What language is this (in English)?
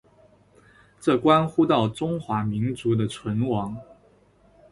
Chinese